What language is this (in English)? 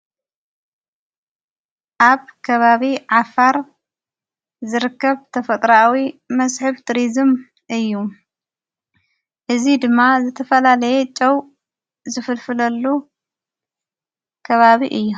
Tigrinya